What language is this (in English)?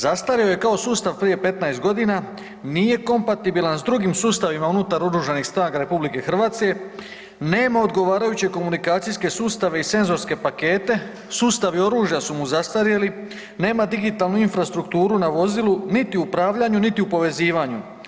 Croatian